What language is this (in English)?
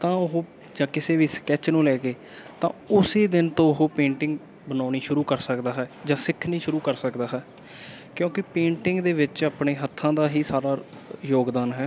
Punjabi